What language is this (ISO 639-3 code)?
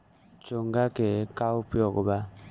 bho